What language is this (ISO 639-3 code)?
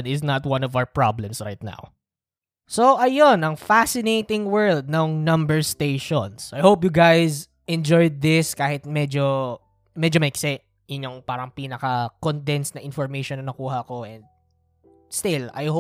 fil